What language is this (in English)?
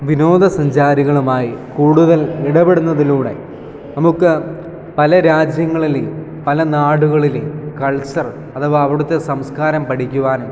Malayalam